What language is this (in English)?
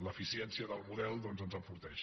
Catalan